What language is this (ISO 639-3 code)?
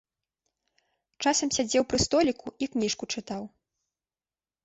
bel